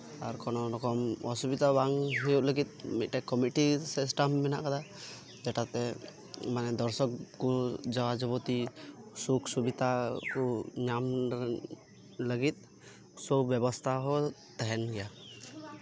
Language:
Santali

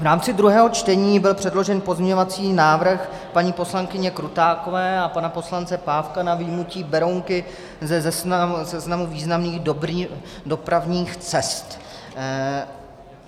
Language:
Czech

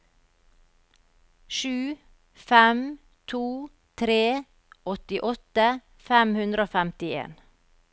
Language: Norwegian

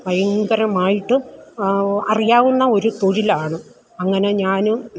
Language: Malayalam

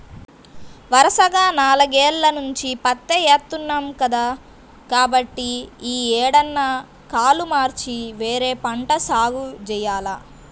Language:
Telugu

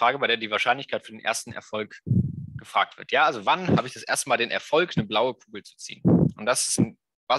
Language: German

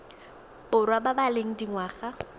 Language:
Tswana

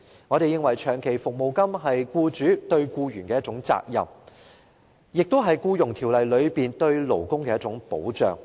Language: Cantonese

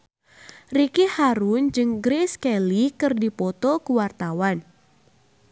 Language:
Sundanese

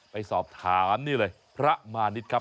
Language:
Thai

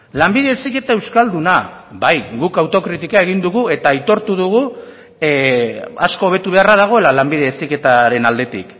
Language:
Basque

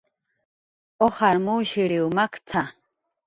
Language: Jaqaru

